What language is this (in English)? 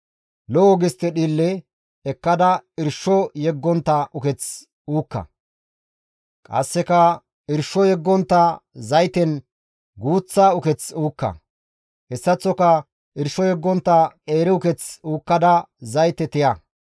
Gamo